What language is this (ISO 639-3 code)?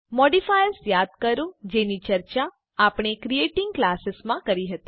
guj